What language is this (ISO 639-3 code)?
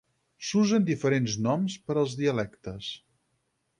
cat